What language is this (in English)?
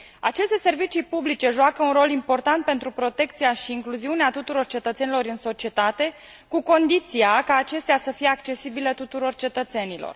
Romanian